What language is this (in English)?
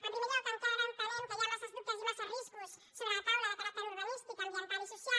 Catalan